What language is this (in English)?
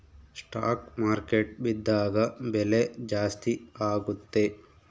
Kannada